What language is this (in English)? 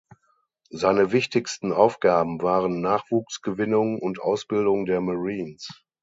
German